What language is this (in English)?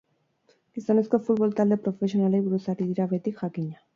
Basque